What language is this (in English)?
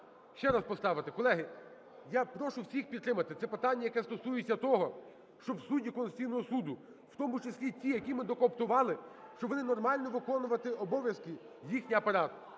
Ukrainian